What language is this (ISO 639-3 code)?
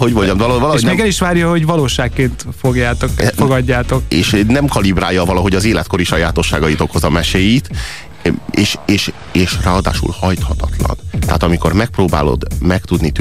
hun